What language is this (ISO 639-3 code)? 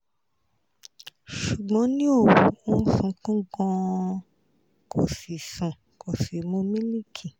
yor